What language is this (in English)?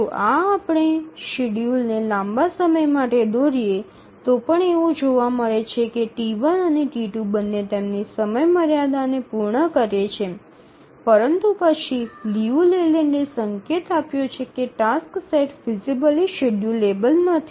Gujarati